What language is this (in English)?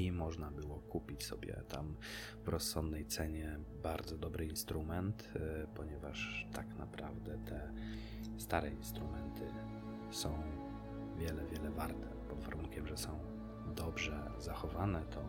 Polish